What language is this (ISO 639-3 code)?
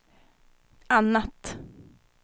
swe